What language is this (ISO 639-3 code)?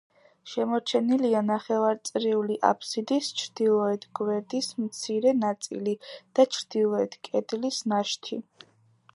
kat